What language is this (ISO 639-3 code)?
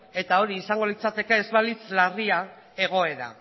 eus